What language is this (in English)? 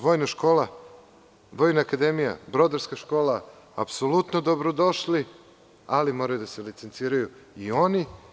Serbian